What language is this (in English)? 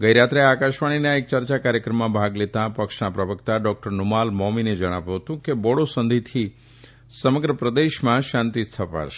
Gujarati